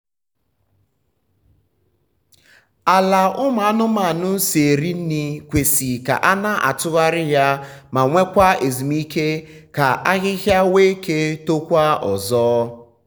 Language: Igbo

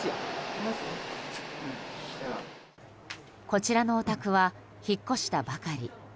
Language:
Japanese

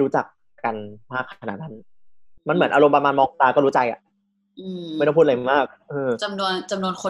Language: Thai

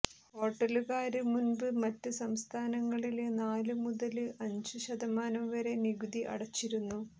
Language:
Malayalam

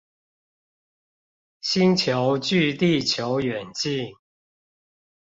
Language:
Chinese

